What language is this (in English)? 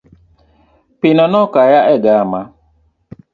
Luo (Kenya and Tanzania)